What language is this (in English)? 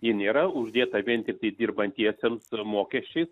Lithuanian